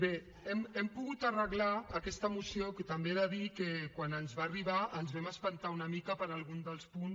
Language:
Catalan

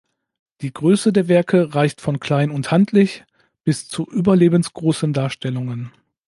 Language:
German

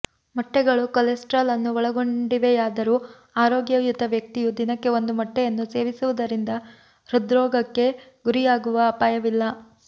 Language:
Kannada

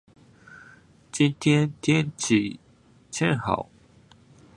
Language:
Chinese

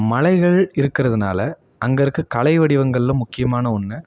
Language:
Tamil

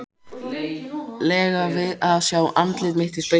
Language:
Icelandic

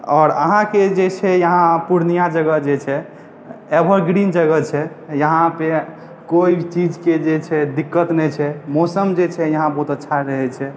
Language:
Maithili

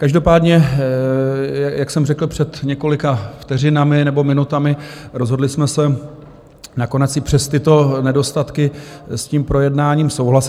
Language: Czech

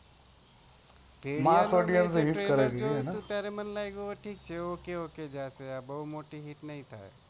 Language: Gujarati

